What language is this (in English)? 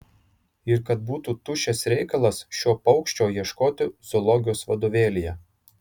Lithuanian